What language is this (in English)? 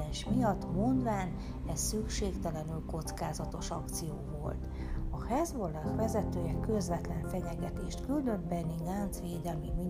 Hungarian